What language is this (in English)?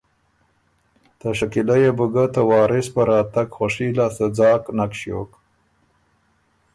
Ormuri